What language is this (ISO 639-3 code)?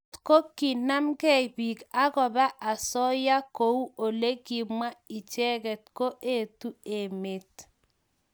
kln